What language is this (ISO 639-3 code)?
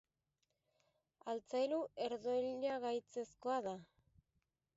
eus